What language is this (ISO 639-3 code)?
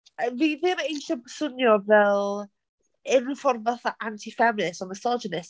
cym